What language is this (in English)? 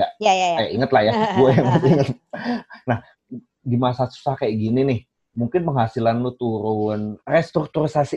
Indonesian